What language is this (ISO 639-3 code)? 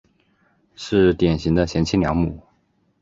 zho